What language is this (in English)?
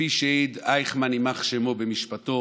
Hebrew